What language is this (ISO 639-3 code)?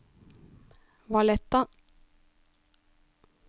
nor